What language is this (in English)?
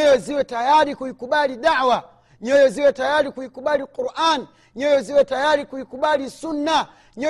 Swahili